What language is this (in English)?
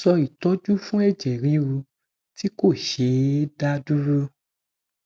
Yoruba